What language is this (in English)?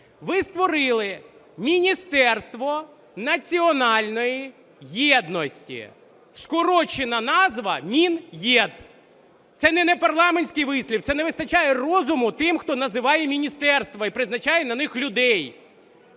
Ukrainian